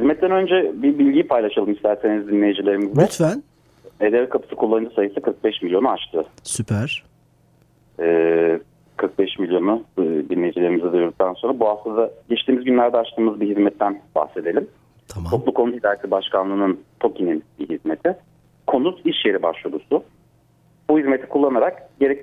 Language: Turkish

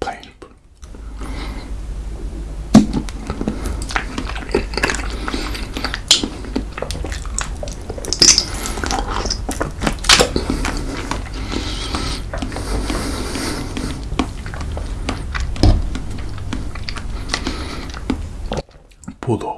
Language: Korean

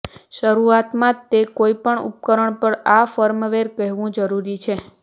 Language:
Gujarati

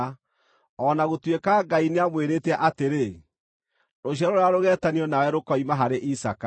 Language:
Kikuyu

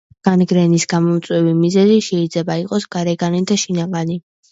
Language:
Georgian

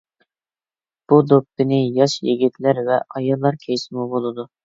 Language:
Uyghur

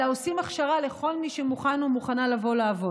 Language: Hebrew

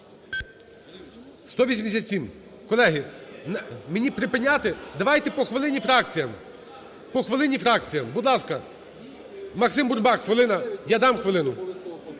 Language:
Ukrainian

